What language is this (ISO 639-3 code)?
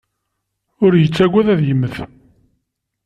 kab